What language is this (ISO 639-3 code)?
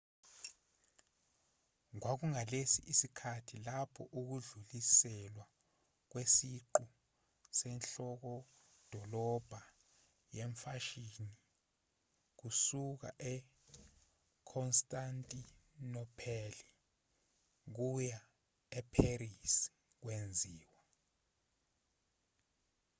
zul